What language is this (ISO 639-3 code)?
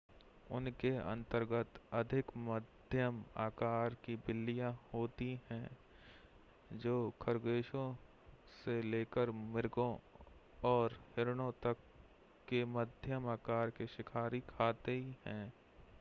hin